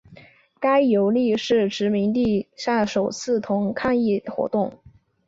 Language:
Chinese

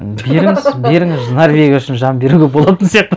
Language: Kazakh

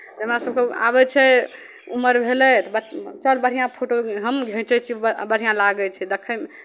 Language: Maithili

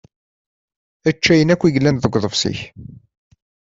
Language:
Kabyle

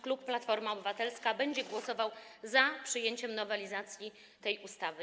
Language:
Polish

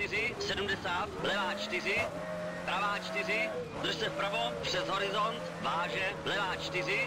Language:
Czech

